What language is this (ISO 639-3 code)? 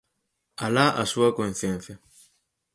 glg